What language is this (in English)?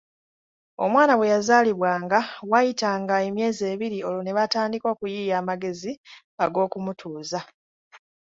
Ganda